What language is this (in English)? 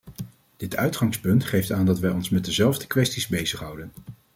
Dutch